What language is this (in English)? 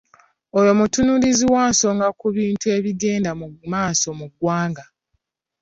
Ganda